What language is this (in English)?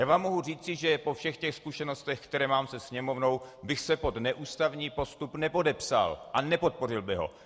Czech